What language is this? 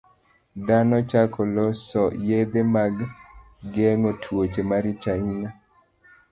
Luo (Kenya and Tanzania)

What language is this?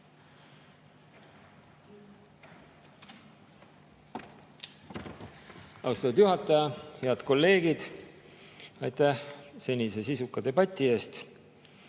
Estonian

